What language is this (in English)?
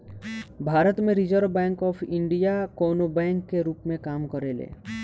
Bhojpuri